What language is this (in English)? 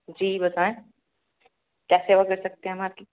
Urdu